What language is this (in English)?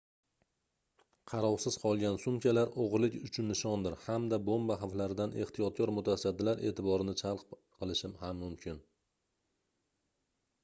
Uzbek